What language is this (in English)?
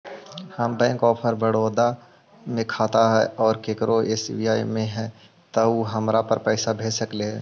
Magahi